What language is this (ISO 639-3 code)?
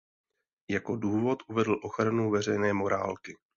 ces